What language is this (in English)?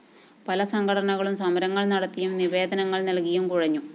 Malayalam